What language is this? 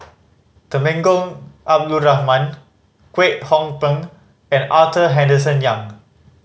English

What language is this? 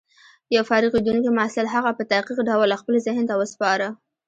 Pashto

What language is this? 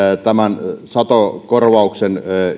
Finnish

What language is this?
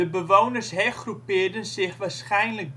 Dutch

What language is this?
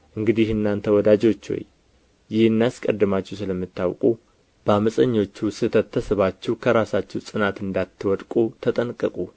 Amharic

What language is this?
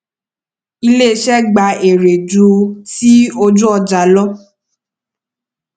Yoruba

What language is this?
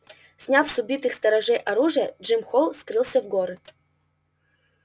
Russian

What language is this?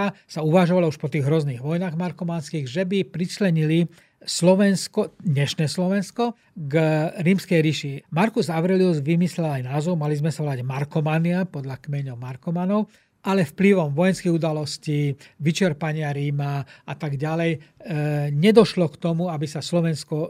Slovak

